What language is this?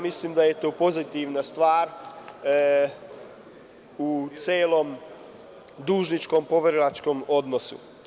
Serbian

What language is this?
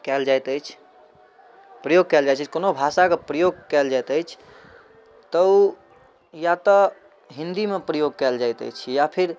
Maithili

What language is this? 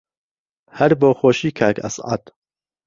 Central Kurdish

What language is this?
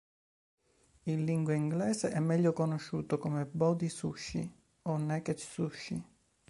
Italian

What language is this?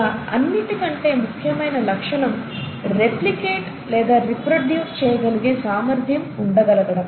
Telugu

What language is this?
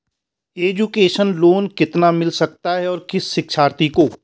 Hindi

